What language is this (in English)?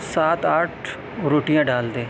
Urdu